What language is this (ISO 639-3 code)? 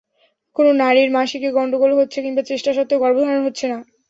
ben